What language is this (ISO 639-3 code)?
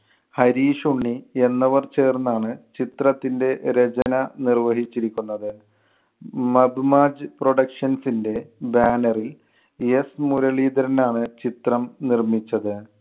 mal